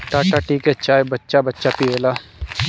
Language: Bhojpuri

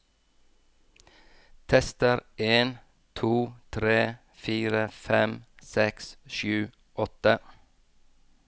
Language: Norwegian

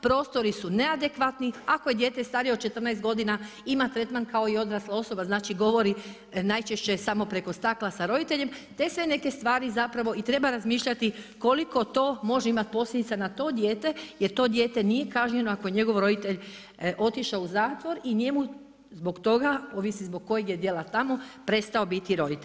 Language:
Croatian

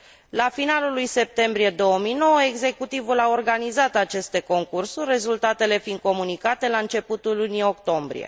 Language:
Romanian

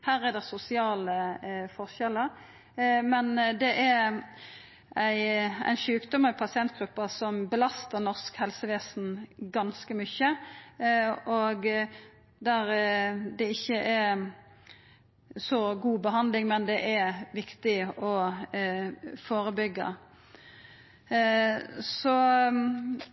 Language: Norwegian Nynorsk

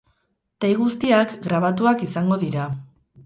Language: Basque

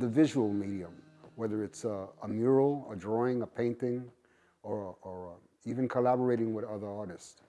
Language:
English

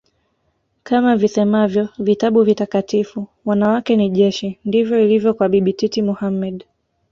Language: Swahili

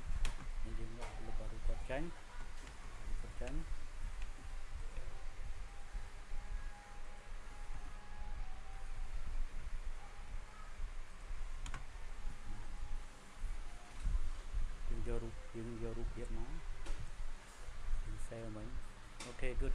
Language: Khmer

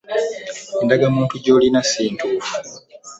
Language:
Ganda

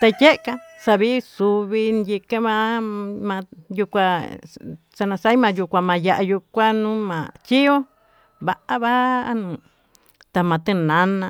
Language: Tututepec Mixtec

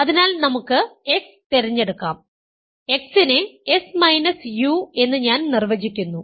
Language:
Malayalam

